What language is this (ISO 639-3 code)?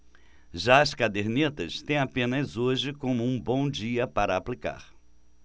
por